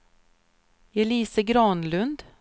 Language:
Swedish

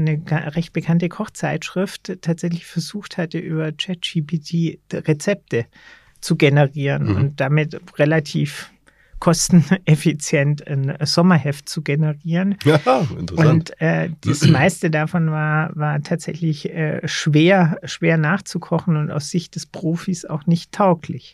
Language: German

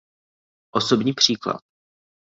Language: Czech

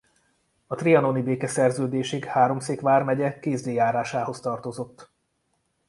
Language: Hungarian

